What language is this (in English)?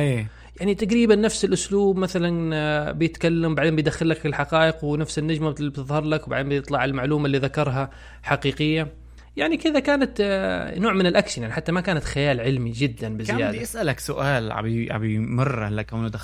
Arabic